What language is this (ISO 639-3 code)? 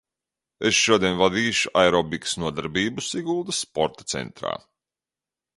lav